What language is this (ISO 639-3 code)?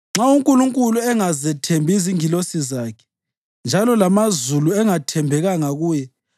nde